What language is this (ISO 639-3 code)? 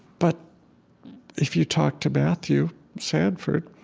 eng